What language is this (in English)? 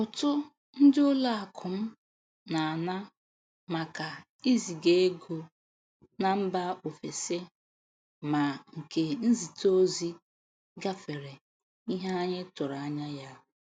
Igbo